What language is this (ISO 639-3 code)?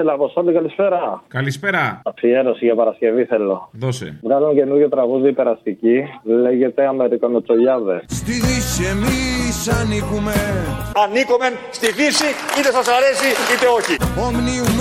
ell